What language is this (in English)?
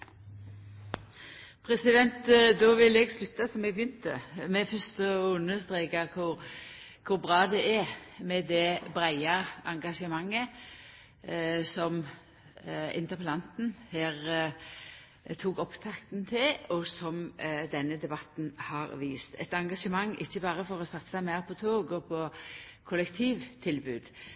Norwegian Nynorsk